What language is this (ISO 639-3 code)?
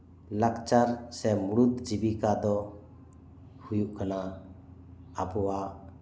sat